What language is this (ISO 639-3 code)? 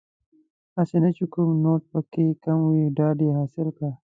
pus